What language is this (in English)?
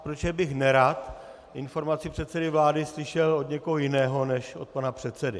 Czech